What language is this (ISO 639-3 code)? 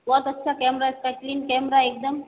hin